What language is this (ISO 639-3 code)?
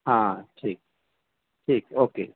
urd